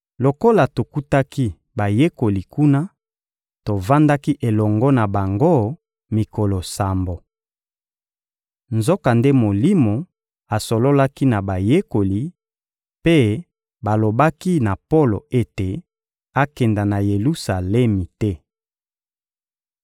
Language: Lingala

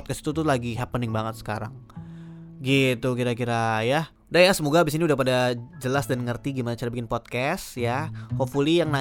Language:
Indonesian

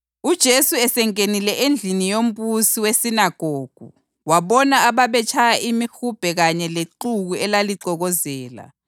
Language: North Ndebele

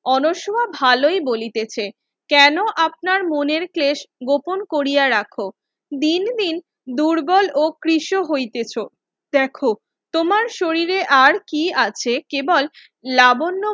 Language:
Bangla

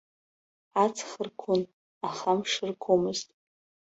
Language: Abkhazian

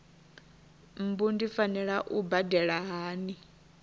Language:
Venda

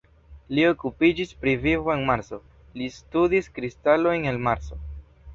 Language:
Esperanto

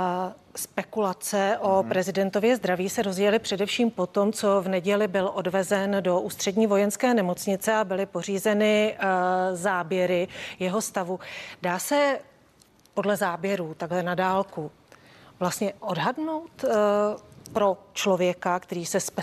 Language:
Czech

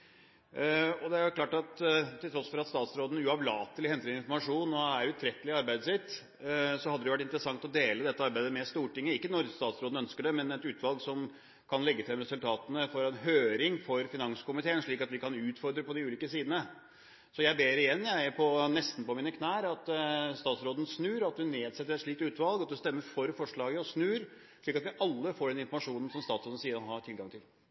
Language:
Norwegian Bokmål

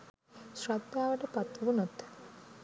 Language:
Sinhala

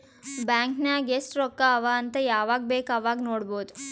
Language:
Kannada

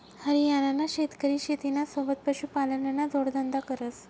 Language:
Marathi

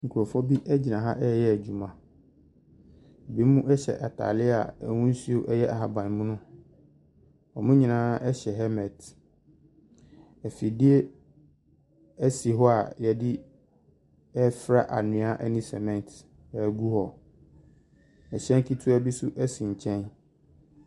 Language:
Akan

